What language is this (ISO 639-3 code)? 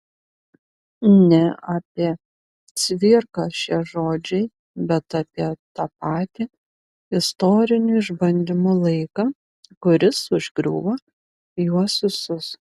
lit